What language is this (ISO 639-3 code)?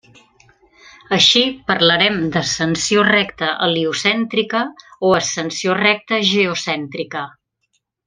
cat